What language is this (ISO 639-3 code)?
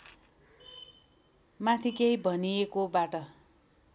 nep